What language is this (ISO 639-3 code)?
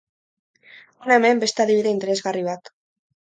eus